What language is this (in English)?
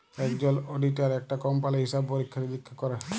Bangla